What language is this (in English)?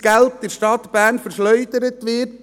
Swiss German